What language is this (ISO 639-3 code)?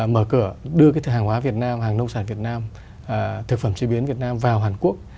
vie